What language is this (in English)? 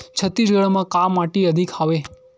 Chhattisgarhi